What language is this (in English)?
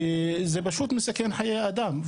Hebrew